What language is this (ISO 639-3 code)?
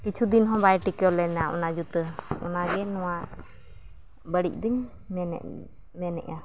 sat